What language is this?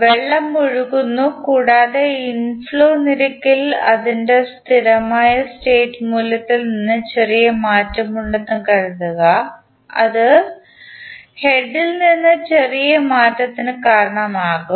Malayalam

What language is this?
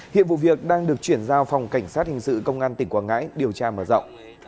Vietnamese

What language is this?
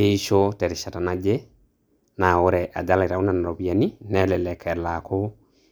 Masai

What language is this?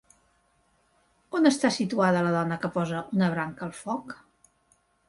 Catalan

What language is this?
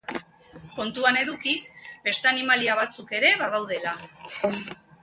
Basque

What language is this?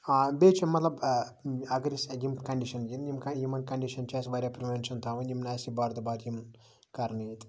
Kashmiri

